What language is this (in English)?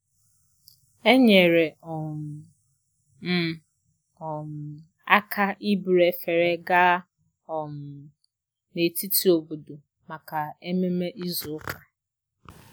Igbo